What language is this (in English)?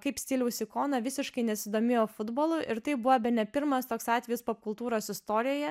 Lithuanian